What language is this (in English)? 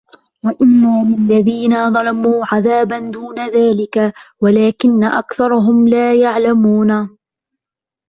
Arabic